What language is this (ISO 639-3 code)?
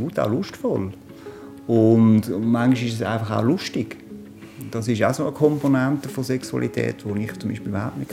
deu